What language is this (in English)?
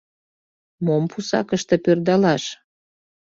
Mari